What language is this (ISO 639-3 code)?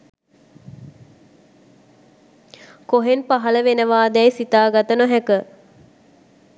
sin